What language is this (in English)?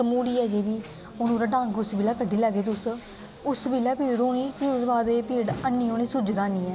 Dogri